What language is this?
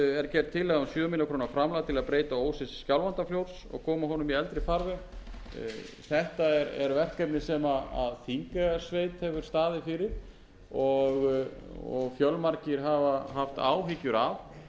Icelandic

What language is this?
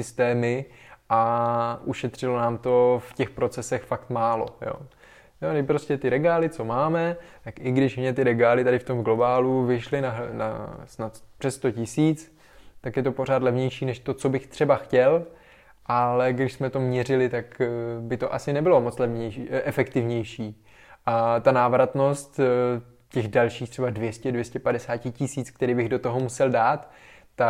Czech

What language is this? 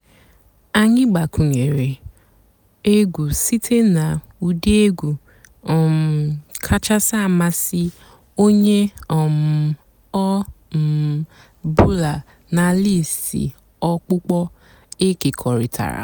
Igbo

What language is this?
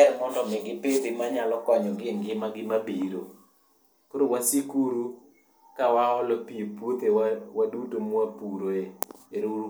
Luo (Kenya and Tanzania)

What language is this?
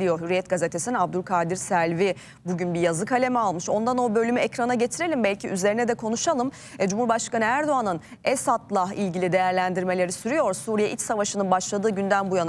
Turkish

